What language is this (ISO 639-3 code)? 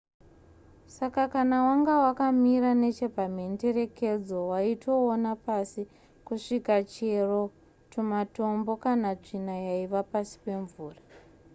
sna